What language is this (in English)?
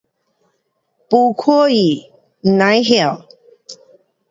Pu-Xian Chinese